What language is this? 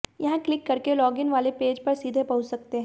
Hindi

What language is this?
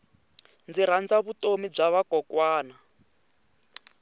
Tsonga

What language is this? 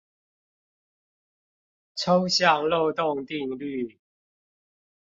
Chinese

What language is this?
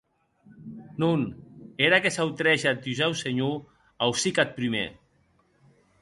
Occitan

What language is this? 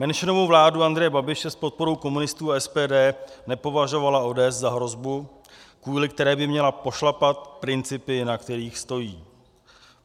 Czech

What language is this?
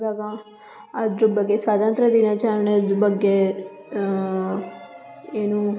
Kannada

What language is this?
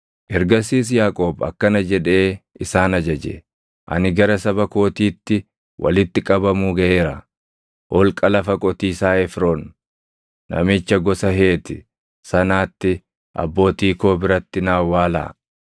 Oromo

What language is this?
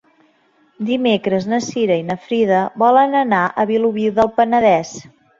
Catalan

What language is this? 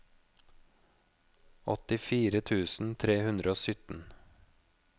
Norwegian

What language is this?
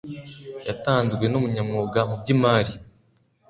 Kinyarwanda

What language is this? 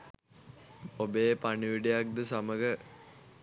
Sinhala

